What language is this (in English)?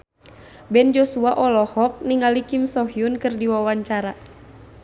Sundanese